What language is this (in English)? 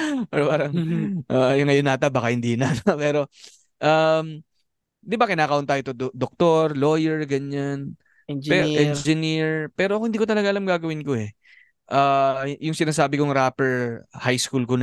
Filipino